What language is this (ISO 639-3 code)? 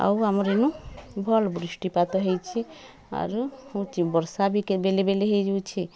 ori